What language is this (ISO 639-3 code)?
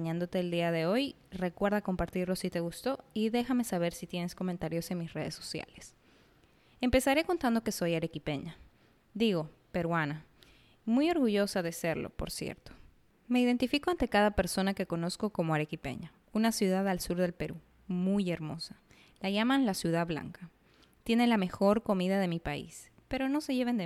spa